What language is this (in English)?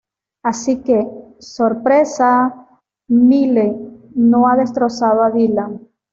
Spanish